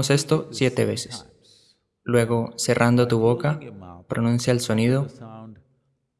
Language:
Spanish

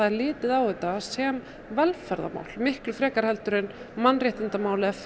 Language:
Icelandic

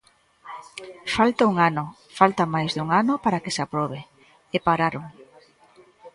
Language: Galician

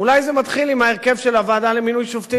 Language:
Hebrew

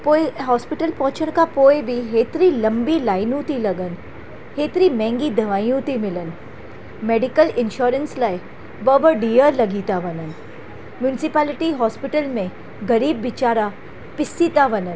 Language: Sindhi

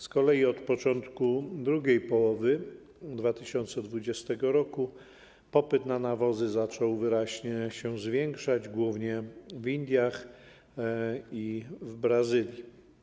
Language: Polish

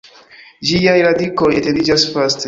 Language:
Esperanto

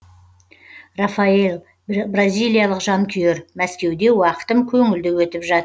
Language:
Kazakh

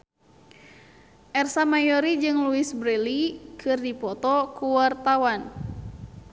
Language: Sundanese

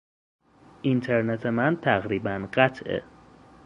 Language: Persian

